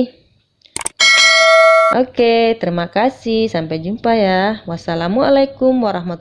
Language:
Indonesian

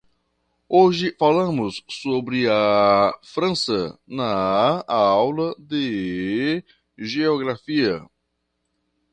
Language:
Portuguese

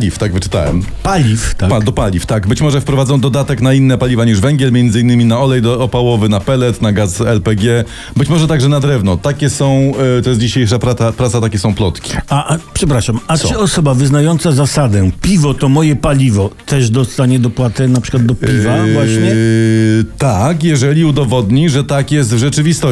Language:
Polish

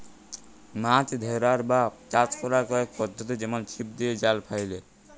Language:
Bangla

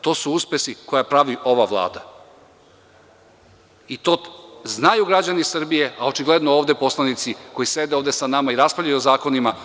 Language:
Serbian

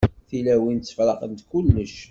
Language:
Kabyle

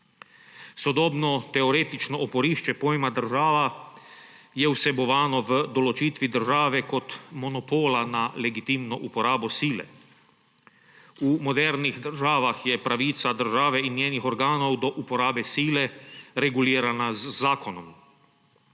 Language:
Slovenian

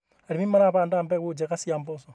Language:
Kikuyu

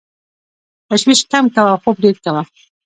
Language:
Pashto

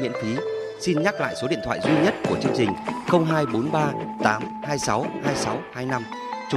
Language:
Vietnamese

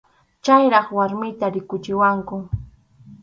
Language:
Arequipa-La Unión Quechua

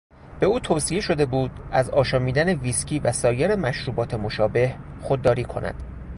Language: Persian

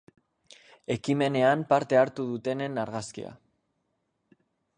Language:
Basque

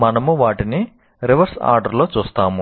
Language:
Telugu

